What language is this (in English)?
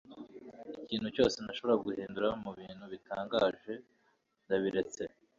Kinyarwanda